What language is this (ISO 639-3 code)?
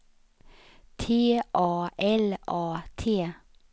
swe